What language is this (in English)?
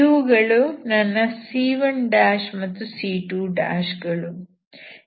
Kannada